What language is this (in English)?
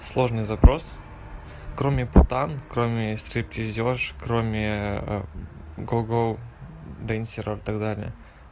Russian